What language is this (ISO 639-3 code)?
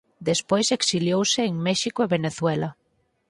glg